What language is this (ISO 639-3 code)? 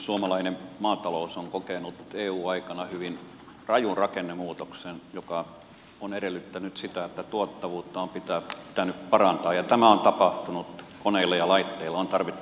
fin